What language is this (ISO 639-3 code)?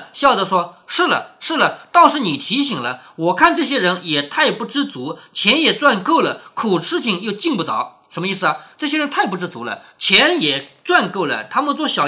zho